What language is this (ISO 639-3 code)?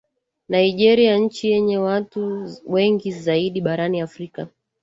swa